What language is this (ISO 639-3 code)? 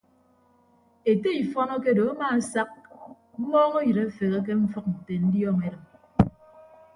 ibb